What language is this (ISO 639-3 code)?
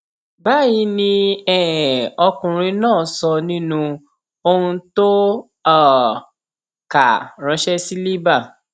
yor